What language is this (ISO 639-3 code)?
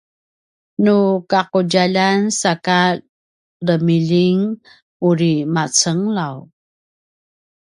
pwn